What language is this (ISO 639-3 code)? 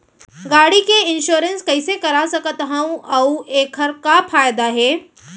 hne